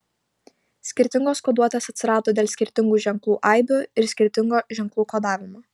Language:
Lithuanian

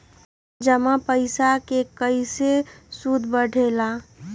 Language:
Magahi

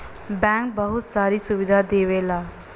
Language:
Bhojpuri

